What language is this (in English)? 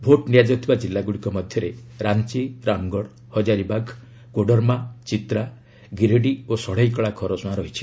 Odia